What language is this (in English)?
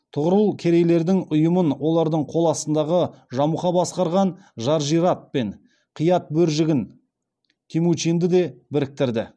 Kazakh